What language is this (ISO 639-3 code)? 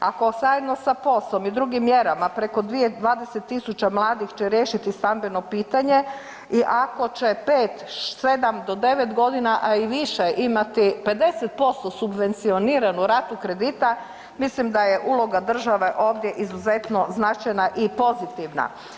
hrv